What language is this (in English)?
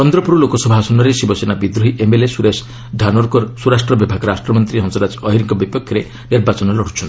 Odia